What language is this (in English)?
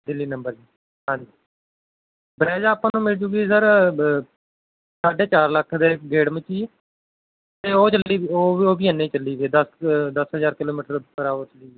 Punjabi